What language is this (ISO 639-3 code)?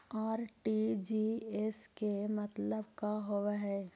mag